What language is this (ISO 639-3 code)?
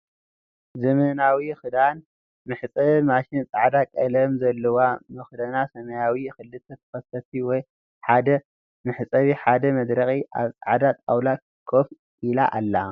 tir